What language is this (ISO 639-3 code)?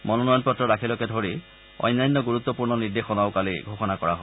asm